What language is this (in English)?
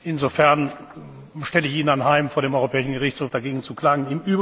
German